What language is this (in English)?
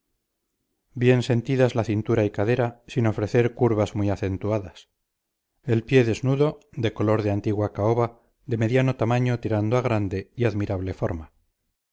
Spanish